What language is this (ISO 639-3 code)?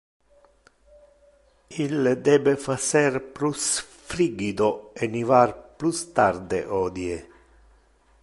ina